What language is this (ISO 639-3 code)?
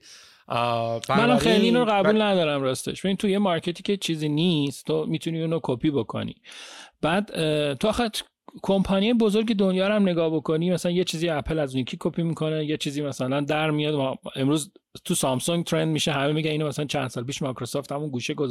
fas